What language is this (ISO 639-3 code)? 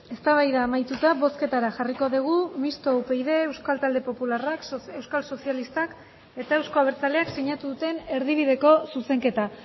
eus